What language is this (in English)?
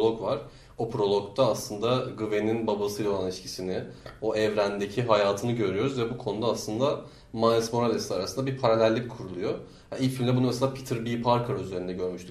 Turkish